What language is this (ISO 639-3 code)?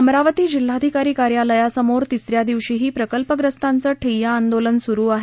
mar